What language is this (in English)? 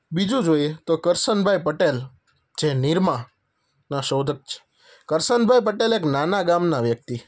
Gujarati